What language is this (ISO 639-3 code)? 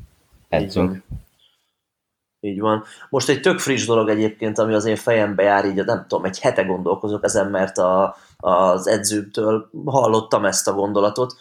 hun